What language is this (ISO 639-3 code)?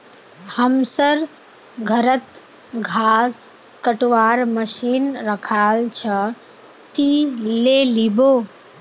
mag